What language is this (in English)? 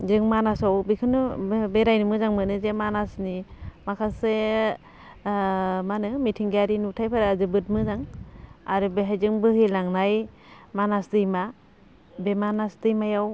Bodo